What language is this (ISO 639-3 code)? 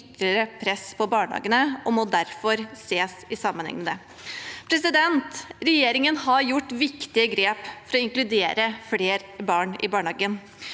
nor